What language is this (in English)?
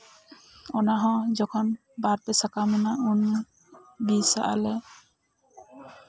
Santali